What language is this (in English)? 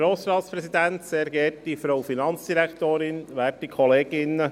Swiss German